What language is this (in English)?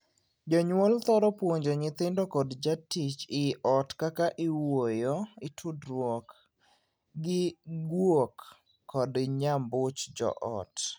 Luo (Kenya and Tanzania)